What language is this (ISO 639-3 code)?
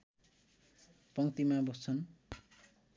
nep